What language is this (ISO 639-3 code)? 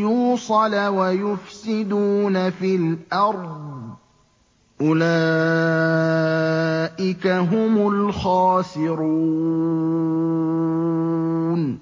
ara